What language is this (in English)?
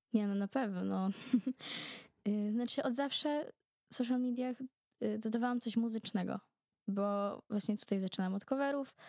Polish